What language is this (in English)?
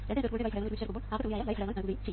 Malayalam